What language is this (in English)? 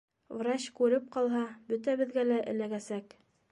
Bashkir